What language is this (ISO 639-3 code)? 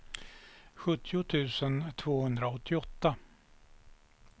swe